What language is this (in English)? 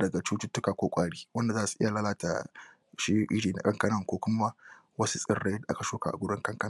Hausa